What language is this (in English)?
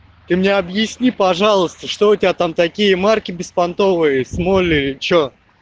Russian